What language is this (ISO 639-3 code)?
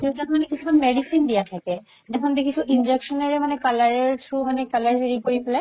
asm